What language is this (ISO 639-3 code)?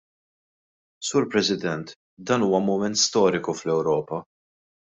mlt